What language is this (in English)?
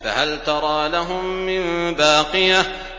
Arabic